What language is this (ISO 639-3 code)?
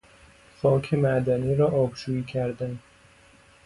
fas